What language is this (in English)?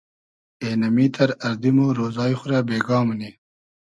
Hazaragi